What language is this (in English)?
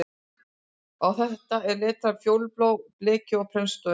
Icelandic